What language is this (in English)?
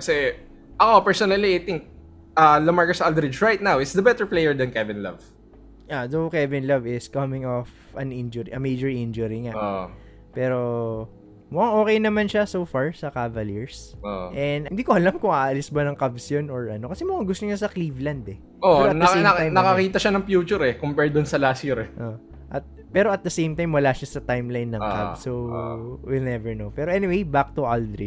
Filipino